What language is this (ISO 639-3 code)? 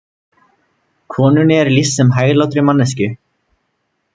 isl